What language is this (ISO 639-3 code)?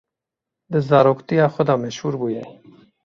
kur